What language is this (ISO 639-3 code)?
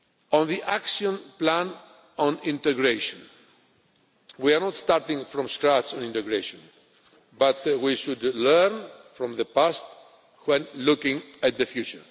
eng